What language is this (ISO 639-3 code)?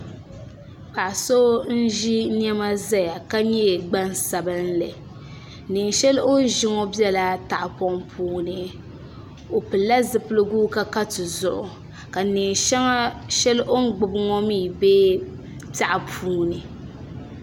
dag